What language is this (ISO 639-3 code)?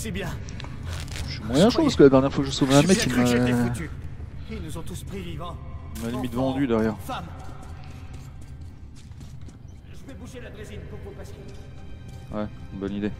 fra